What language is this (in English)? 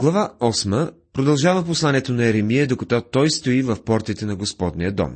Bulgarian